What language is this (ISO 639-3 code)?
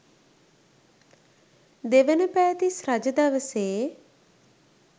sin